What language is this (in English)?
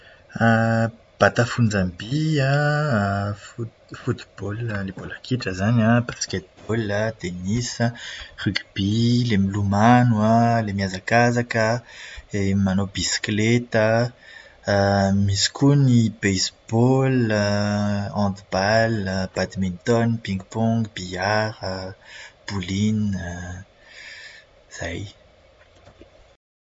Malagasy